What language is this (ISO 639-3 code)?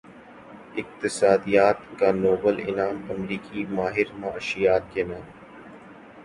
urd